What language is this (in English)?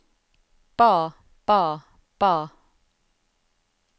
Norwegian